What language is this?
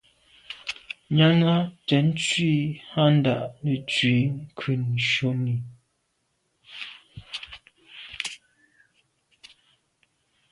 Medumba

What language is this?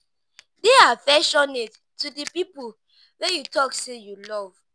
Nigerian Pidgin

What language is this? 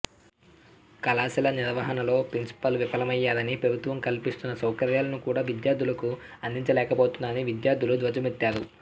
Telugu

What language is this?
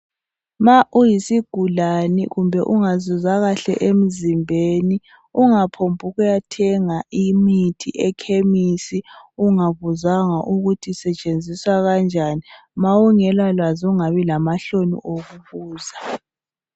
North Ndebele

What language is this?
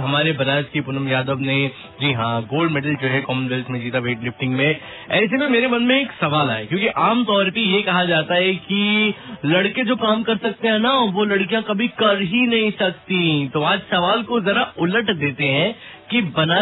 Hindi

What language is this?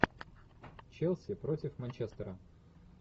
Russian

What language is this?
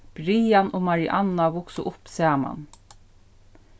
Faroese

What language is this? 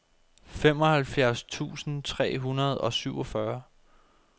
Danish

